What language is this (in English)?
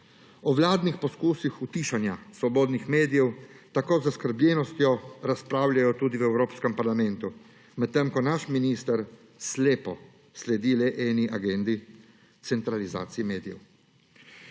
Slovenian